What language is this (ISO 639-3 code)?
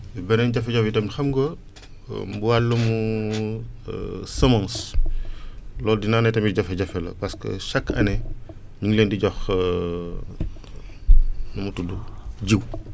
wol